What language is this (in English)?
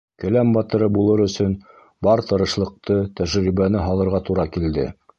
Bashkir